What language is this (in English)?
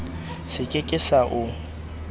Southern Sotho